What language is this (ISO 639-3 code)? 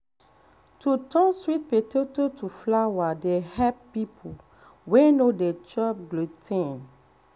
pcm